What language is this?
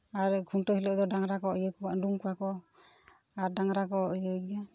Santali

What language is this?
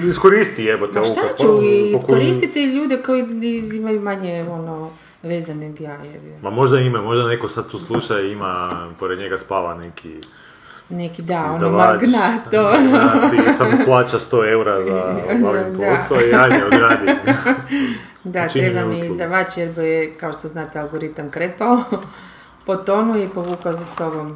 Croatian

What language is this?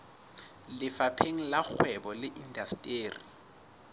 Southern Sotho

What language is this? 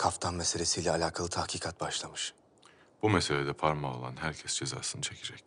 Turkish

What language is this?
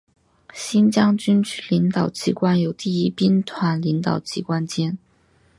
Chinese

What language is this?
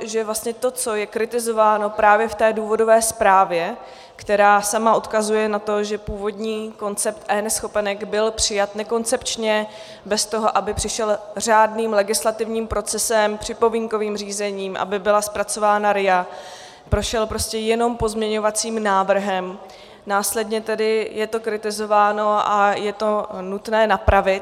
Czech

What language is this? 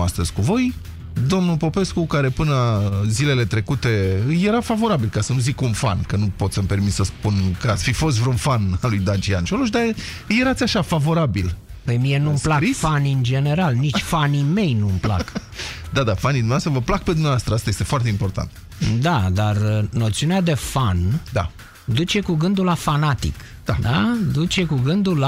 Romanian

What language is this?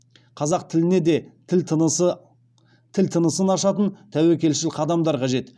Kazakh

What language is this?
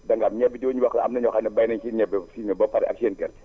Wolof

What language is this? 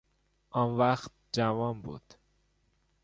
Persian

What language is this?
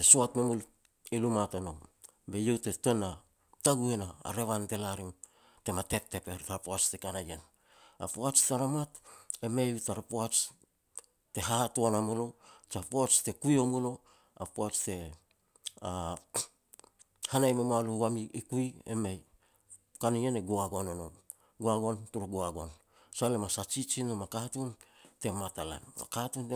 Petats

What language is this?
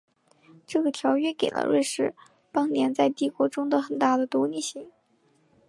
Chinese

